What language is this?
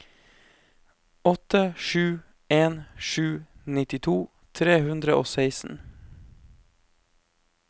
Norwegian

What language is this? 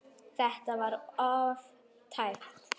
Icelandic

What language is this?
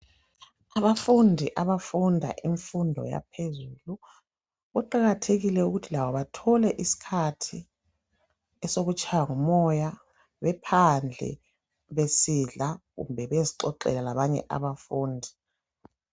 North Ndebele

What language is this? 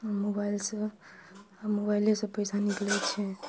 Maithili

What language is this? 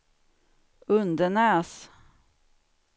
Swedish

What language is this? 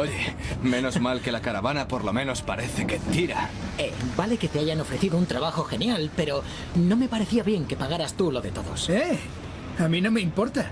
Spanish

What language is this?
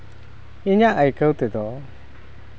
Santali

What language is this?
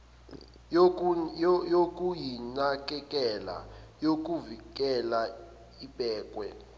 Zulu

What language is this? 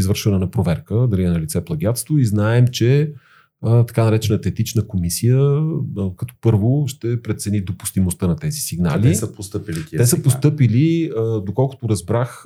Bulgarian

